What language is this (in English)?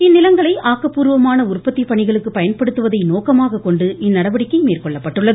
Tamil